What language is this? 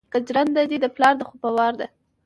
Pashto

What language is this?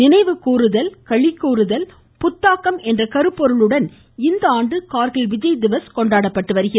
Tamil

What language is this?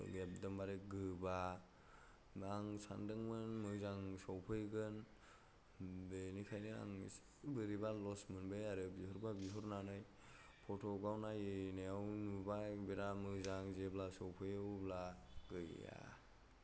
Bodo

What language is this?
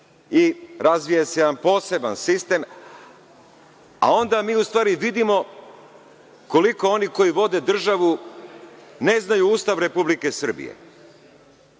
Serbian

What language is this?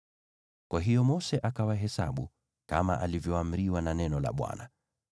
Swahili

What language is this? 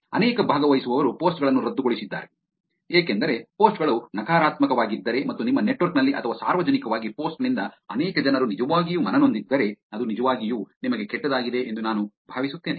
Kannada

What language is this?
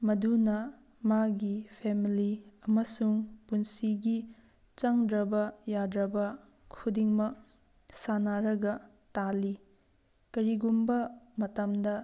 Manipuri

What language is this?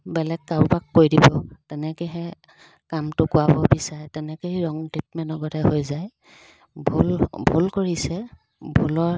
Assamese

